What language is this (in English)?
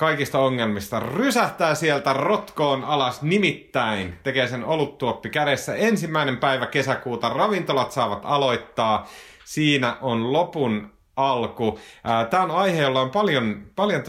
Finnish